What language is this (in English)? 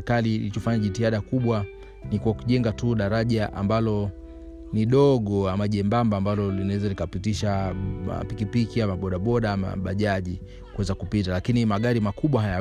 Swahili